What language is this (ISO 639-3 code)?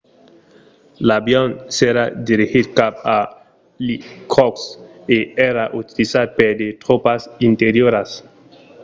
oci